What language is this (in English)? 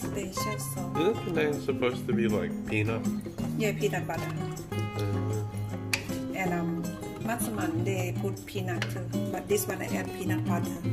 Thai